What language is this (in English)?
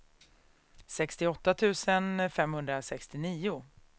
Swedish